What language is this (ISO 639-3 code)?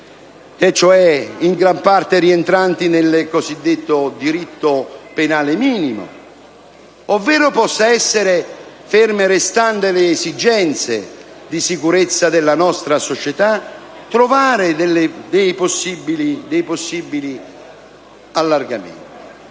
ita